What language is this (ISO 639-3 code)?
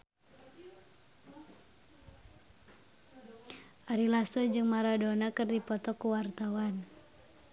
sun